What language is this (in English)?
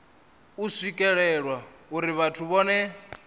Venda